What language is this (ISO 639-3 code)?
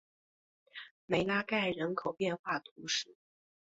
zho